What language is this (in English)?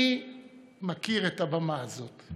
Hebrew